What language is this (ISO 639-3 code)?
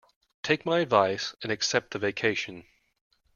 eng